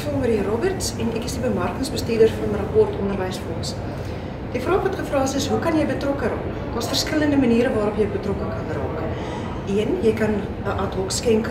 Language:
Dutch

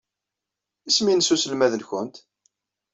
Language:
Kabyle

